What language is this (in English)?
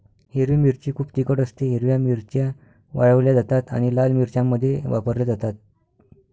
Marathi